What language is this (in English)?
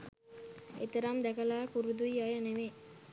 Sinhala